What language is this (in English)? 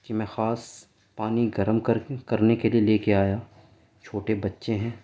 Urdu